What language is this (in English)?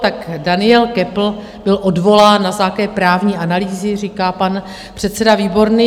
Czech